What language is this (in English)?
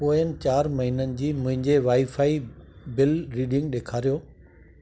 Sindhi